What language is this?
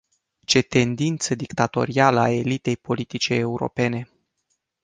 Romanian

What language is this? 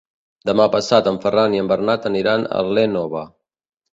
Catalan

